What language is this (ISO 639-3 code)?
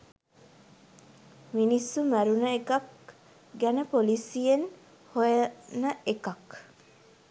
sin